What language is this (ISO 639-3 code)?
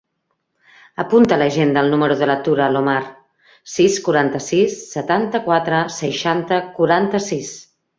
cat